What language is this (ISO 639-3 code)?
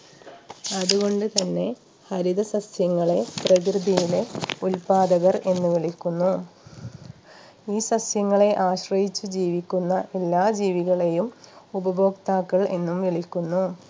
mal